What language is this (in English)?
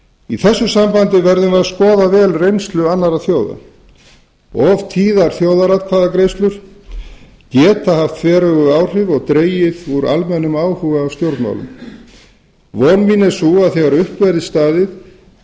Icelandic